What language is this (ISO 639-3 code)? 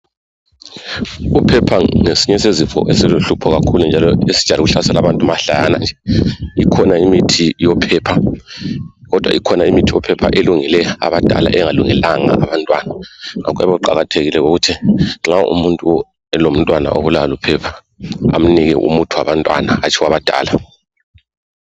nde